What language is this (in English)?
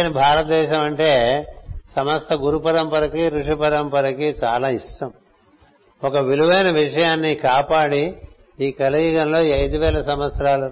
Telugu